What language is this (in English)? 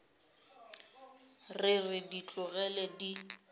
Northern Sotho